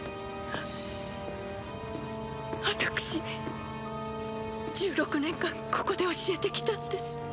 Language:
Japanese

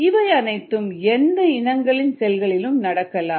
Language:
Tamil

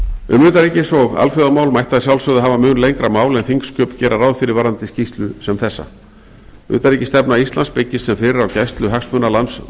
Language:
Icelandic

